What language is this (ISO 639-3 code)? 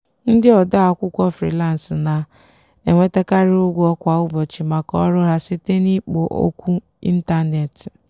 ibo